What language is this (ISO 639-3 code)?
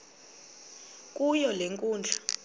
xho